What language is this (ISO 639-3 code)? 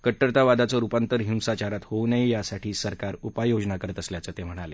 mar